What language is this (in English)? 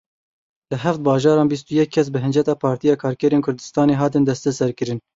Kurdish